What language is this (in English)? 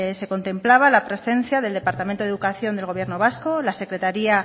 Spanish